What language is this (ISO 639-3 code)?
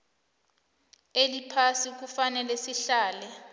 nbl